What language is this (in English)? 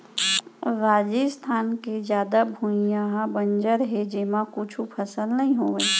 Chhattisgarhi